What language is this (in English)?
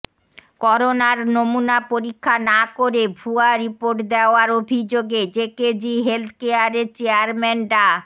Bangla